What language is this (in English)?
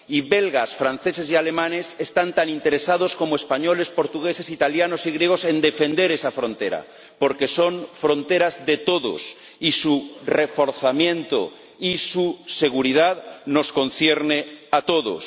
Spanish